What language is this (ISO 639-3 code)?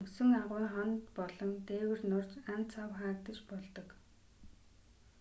mon